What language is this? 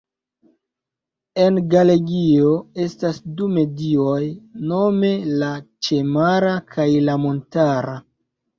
Esperanto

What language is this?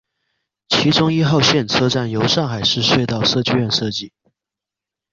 Chinese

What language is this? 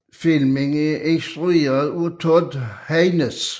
Danish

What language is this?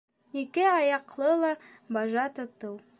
Bashkir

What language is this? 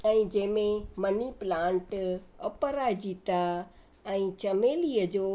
Sindhi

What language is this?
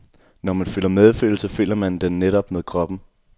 Danish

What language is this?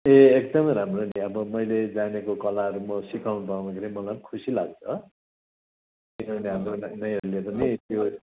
Nepali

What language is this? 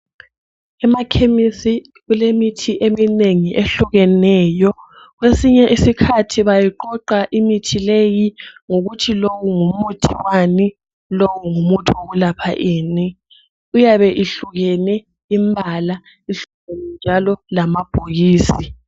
North Ndebele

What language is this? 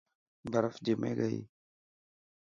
Dhatki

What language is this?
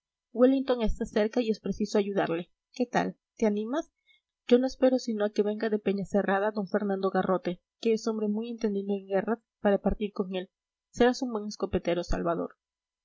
Spanish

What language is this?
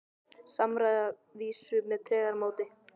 Icelandic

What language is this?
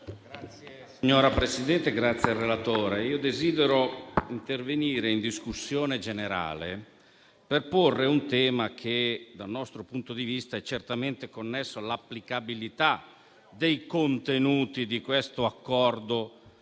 Italian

